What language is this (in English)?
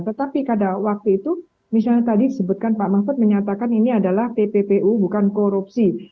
Indonesian